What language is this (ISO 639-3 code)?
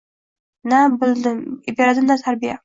uzb